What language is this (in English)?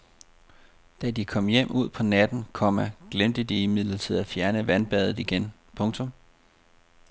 Danish